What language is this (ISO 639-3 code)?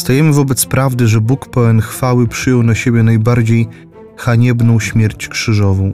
pol